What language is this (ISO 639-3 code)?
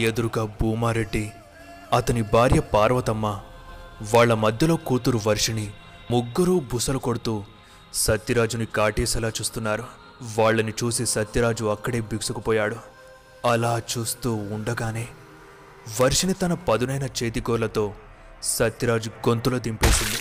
tel